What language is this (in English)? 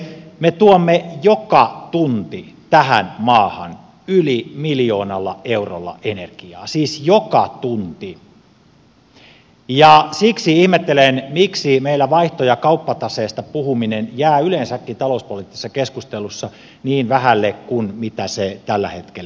Finnish